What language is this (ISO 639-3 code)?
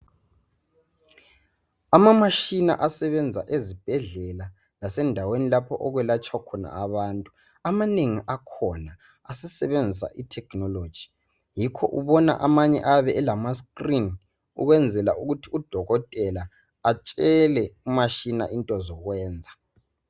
nde